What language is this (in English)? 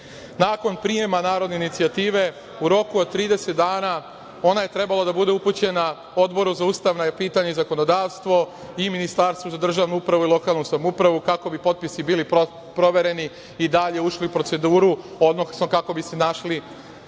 Serbian